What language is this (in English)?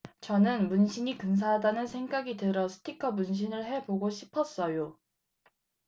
Korean